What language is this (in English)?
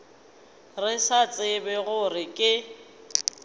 Northern Sotho